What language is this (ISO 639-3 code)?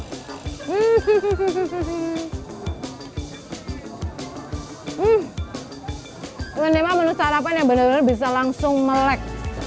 ind